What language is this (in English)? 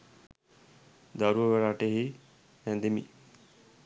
Sinhala